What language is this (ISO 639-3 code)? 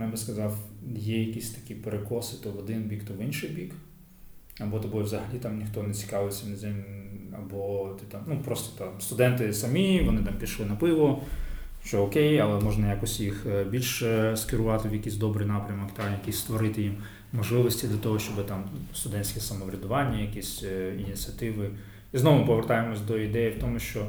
ukr